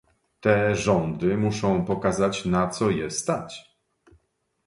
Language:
Polish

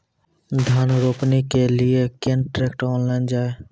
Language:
Maithili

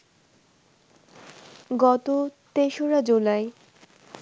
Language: Bangla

